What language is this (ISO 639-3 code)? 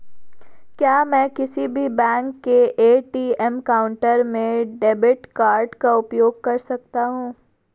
hin